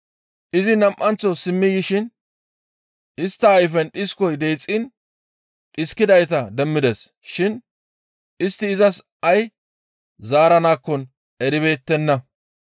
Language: Gamo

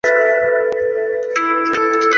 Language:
Chinese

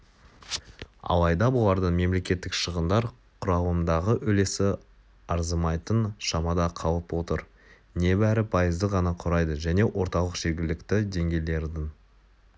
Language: Kazakh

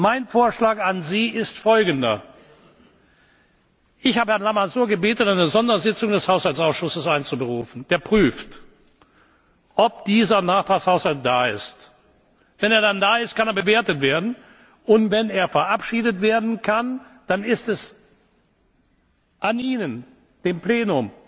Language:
German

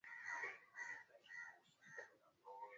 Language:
Swahili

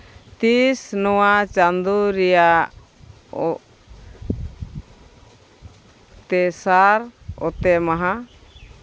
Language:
Santali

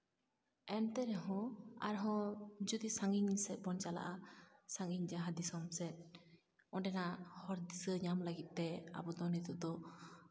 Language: Santali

